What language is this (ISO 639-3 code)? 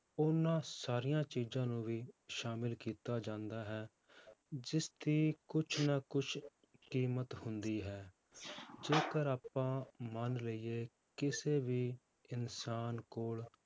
pan